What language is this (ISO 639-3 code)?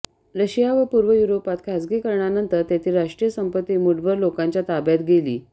mar